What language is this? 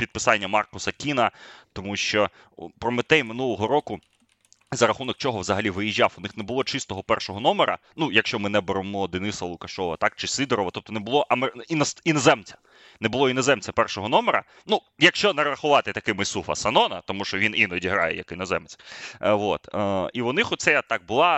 Ukrainian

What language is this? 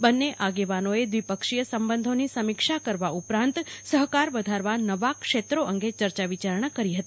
Gujarati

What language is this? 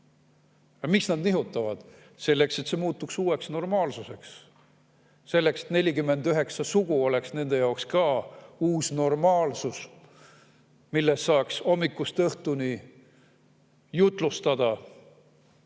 Estonian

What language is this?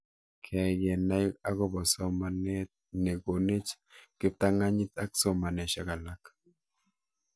Kalenjin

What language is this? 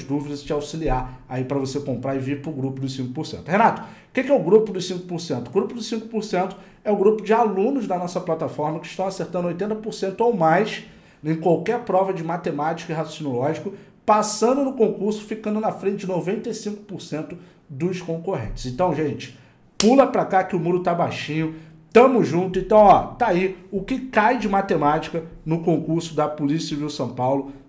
Portuguese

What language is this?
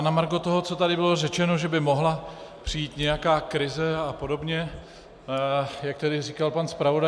Czech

